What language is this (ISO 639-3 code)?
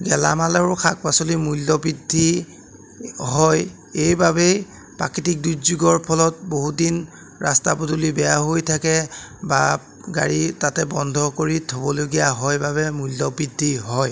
asm